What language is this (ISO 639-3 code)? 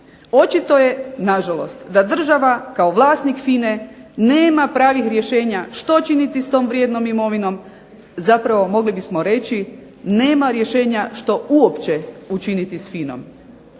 hrv